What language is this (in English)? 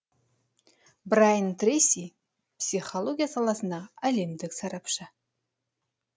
Kazakh